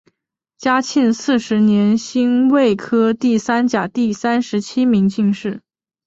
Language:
Chinese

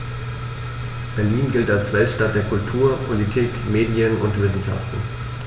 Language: German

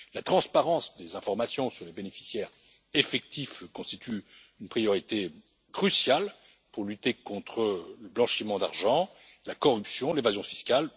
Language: French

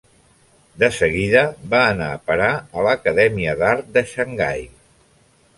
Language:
Catalan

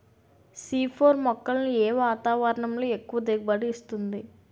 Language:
Telugu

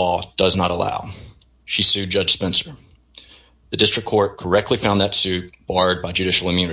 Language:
English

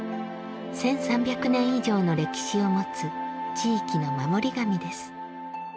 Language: Japanese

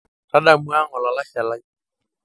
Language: Masai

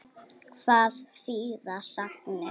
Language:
Icelandic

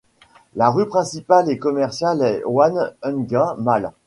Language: French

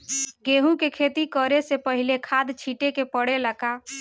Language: Bhojpuri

